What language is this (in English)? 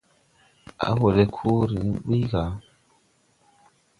Tupuri